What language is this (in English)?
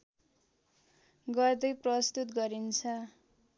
Nepali